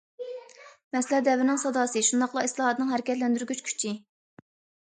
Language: Uyghur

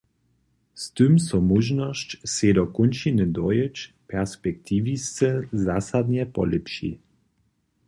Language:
Upper Sorbian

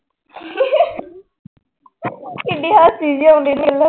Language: Punjabi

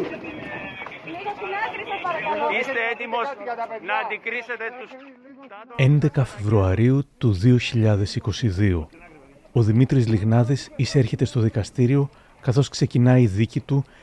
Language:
Greek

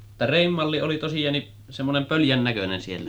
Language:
Finnish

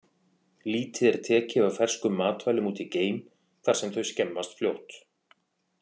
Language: Icelandic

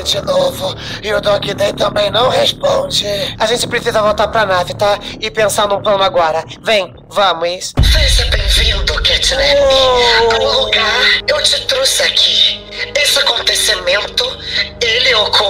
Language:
Portuguese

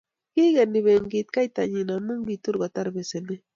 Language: Kalenjin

